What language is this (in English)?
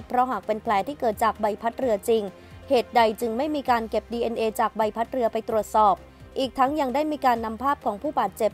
Thai